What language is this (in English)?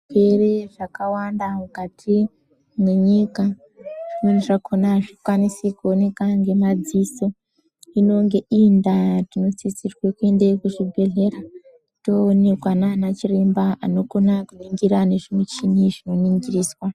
Ndau